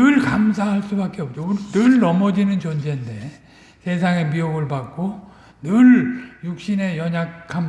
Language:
Korean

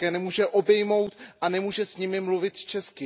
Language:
Czech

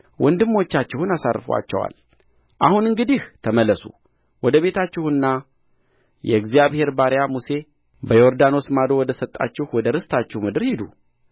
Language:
Amharic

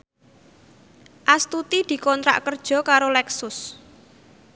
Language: Javanese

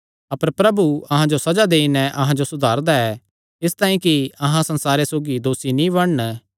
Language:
Kangri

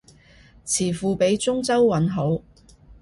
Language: Cantonese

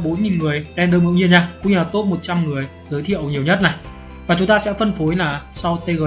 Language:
Vietnamese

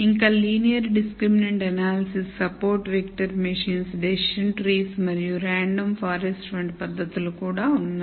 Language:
Telugu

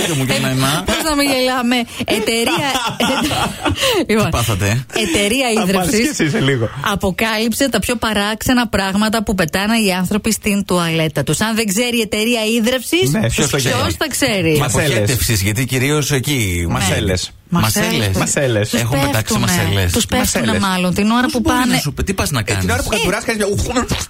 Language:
Greek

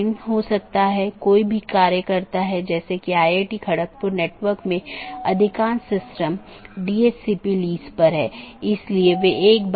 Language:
Hindi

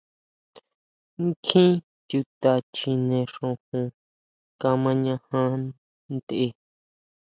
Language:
Huautla Mazatec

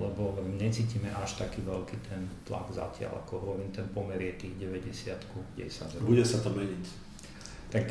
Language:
Slovak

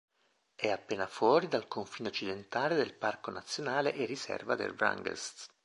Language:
Italian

